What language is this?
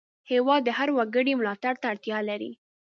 Pashto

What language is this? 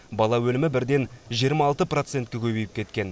Kazakh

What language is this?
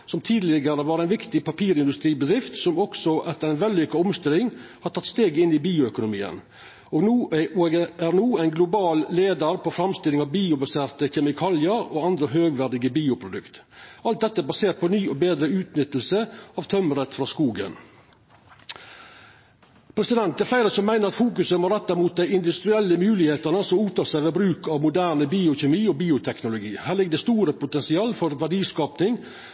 Norwegian Nynorsk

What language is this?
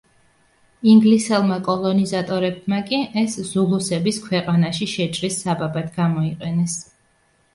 Georgian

